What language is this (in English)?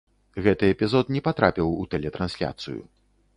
Belarusian